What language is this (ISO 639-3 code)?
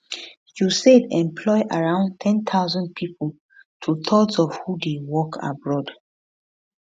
pcm